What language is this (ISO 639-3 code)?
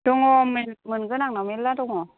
brx